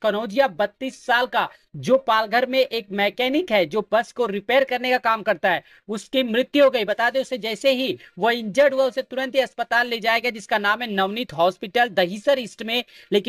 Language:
Hindi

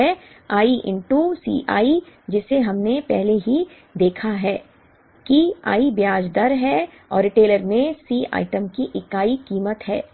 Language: Hindi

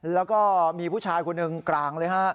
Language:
Thai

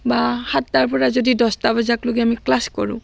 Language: Assamese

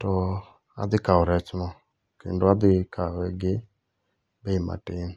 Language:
Luo (Kenya and Tanzania)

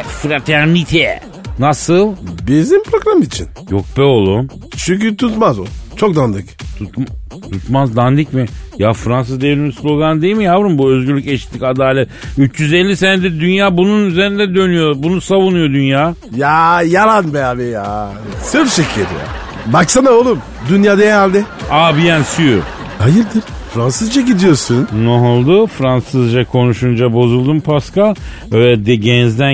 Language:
Turkish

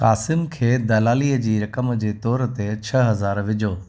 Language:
Sindhi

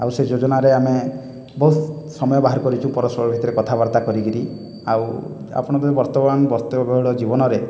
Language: Odia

